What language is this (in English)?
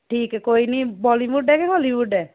Punjabi